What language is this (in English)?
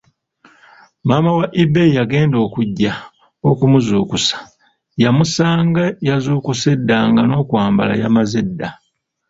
Ganda